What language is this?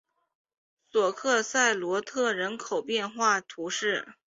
Chinese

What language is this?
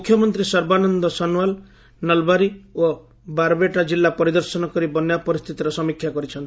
Odia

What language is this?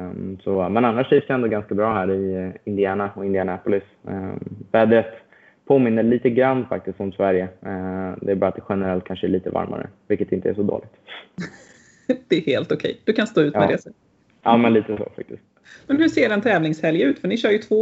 Swedish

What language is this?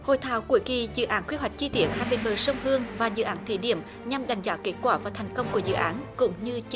Vietnamese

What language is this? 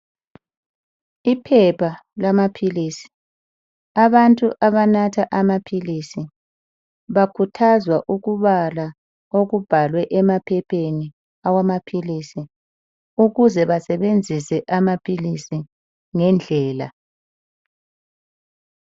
North Ndebele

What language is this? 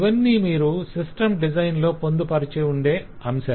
Telugu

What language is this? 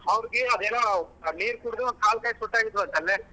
Kannada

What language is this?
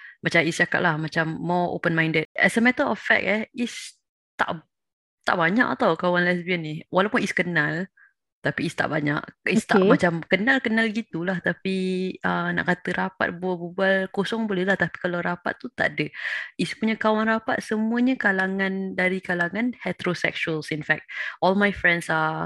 Malay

